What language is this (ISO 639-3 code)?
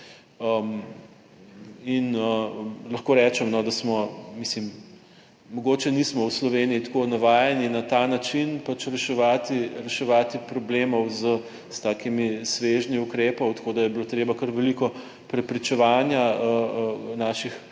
slv